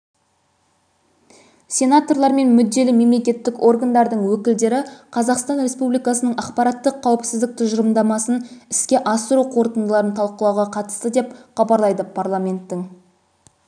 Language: Kazakh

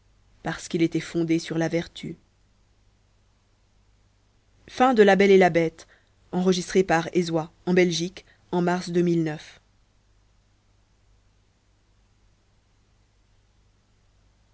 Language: French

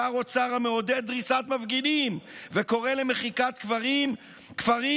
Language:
Hebrew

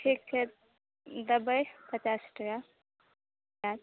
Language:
Maithili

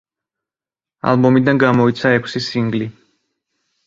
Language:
Georgian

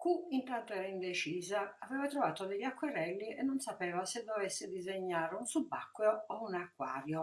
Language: Italian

